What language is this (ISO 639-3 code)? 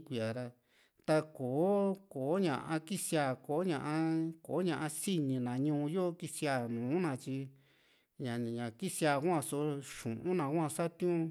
vmc